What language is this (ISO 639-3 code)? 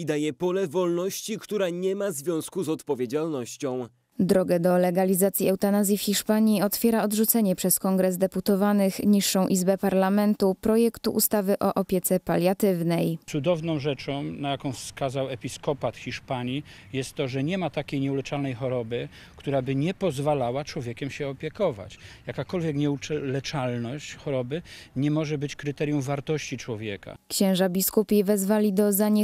pol